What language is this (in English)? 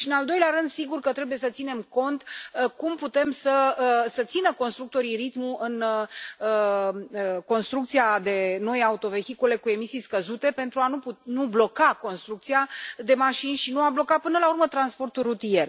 Romanian